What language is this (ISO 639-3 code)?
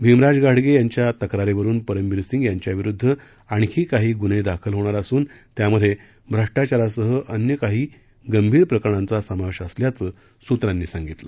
mar